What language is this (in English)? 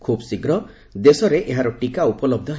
Odia